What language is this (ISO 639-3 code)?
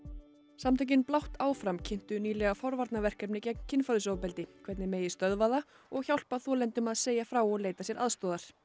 isl